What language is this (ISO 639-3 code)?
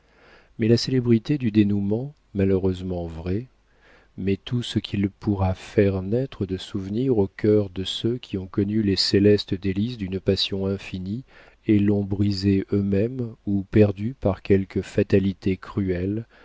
fra